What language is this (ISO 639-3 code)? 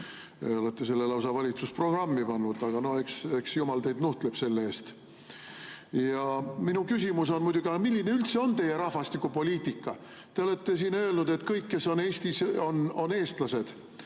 est